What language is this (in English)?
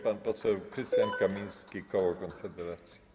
Polish